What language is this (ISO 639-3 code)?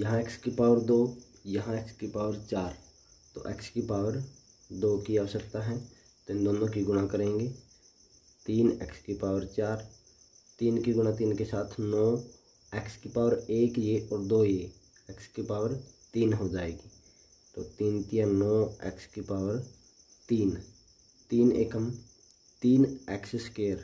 hin